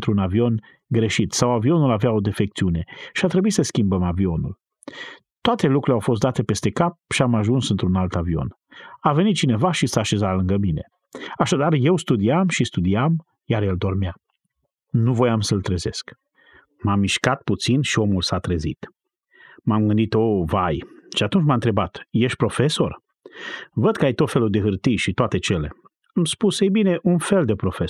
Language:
Romanian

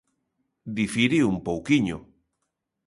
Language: Galician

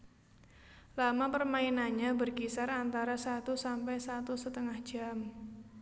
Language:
Javanese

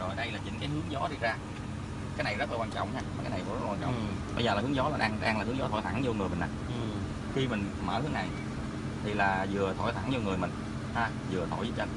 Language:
Vietnamese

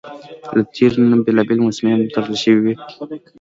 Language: Pashto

